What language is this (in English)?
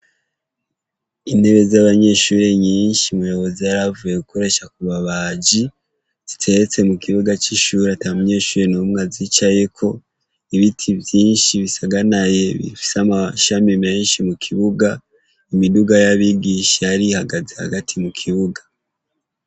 Rundi